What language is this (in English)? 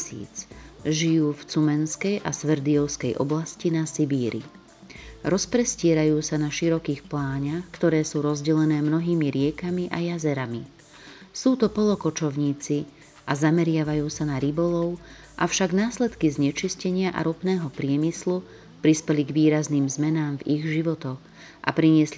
Slovak